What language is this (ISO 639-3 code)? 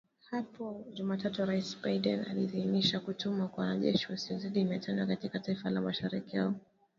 swa